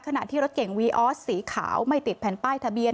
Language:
Thai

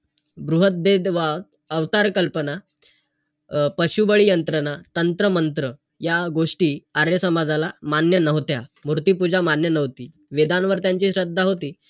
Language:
Marathi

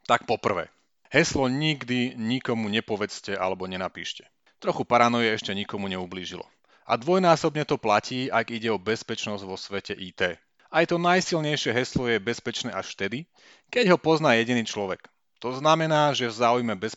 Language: Slovak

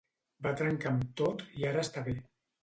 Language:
Catalan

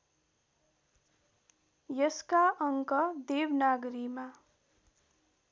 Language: Nepali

